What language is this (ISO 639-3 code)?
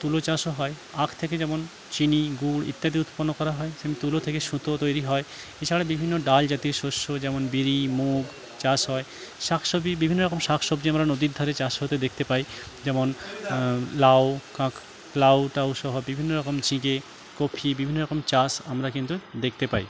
ben